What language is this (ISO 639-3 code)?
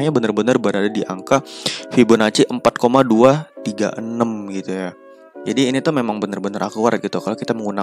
ind